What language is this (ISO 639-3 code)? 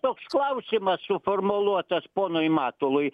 lit